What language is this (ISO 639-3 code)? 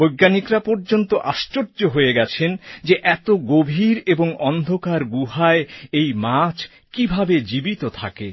ben